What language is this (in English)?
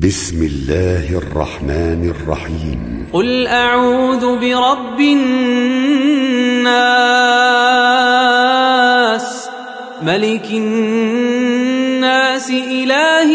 Arabic